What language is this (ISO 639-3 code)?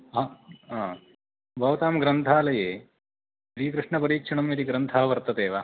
san